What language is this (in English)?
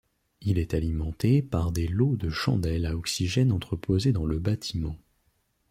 French